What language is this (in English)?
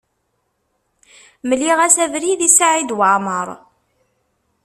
Kabyle